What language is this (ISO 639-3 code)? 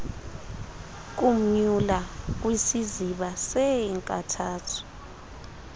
xho